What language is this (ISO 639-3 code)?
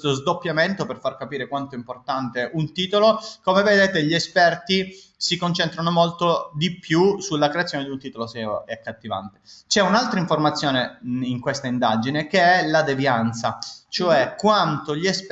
ita